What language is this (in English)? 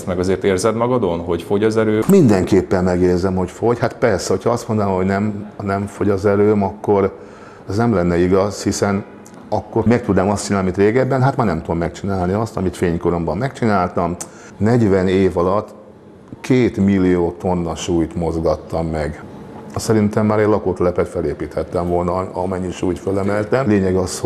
Hungarian